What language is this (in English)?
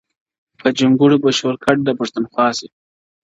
Pashto